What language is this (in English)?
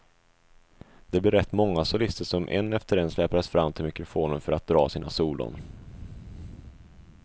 Swedish